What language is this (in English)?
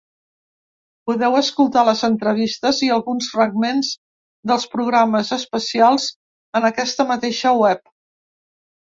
Catalan